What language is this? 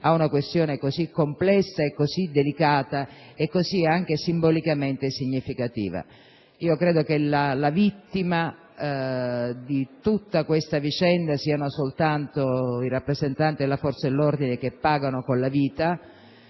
Italian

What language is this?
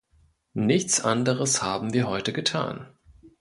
German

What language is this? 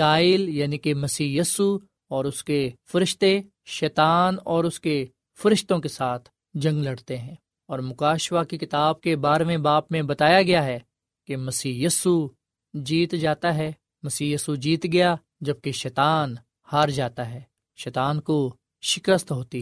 Urdu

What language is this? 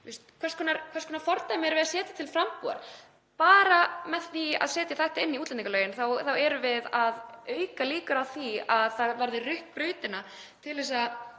Icelandic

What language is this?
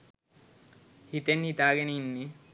Sinhala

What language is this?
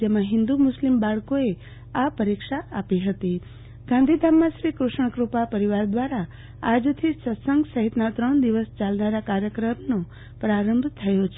Gujarati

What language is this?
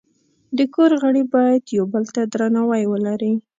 Pashto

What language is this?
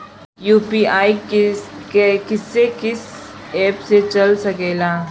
Bhojpuri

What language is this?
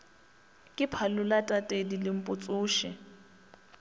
Northern Sotho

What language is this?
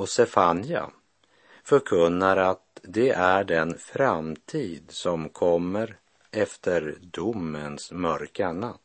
Swedish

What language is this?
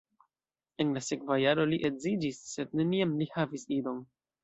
Esperanto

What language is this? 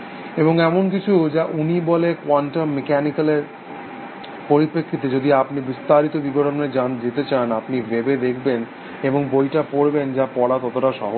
Bangla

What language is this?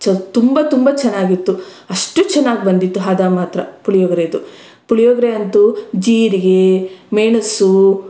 Kannada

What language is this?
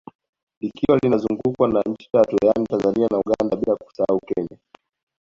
Swahili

